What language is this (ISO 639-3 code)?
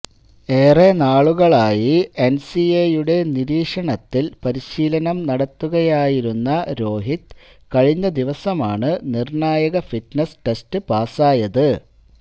mal